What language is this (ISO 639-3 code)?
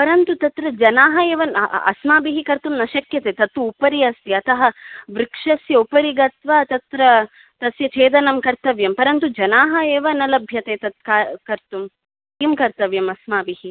san